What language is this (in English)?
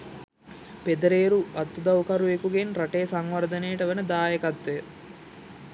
Sinhala